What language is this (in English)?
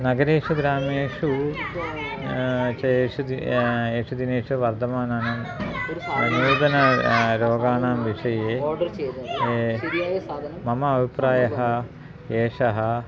Sanskrit